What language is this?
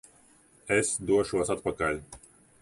Latvian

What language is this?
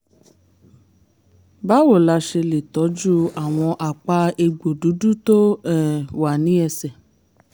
Yoruba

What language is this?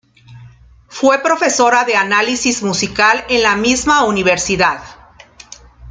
Spanish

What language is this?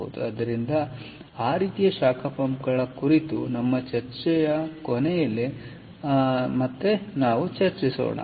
Kannada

